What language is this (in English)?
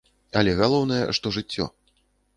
Belarusian